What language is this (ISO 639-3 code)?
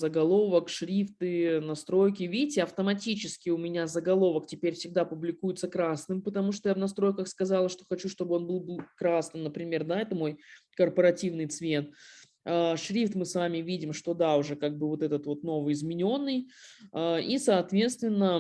rus